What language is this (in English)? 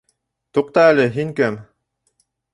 Bashkir